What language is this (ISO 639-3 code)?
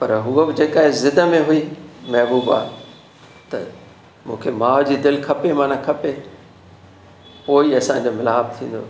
snd